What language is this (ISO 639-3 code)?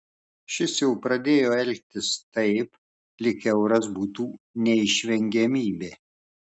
lit